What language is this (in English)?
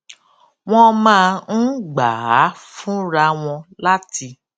Yoruba